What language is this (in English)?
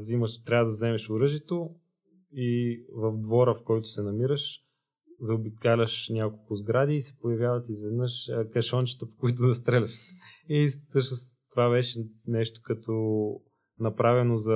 Bulgarian